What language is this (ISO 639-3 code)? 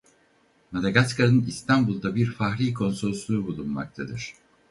tur